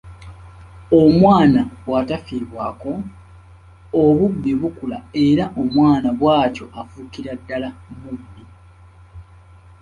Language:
Ganda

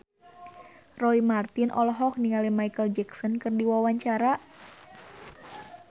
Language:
Sundanese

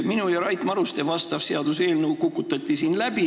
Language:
Estonian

